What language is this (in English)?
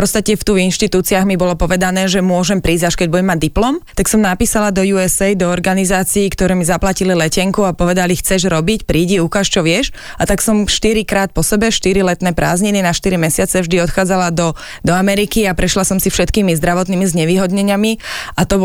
Slovak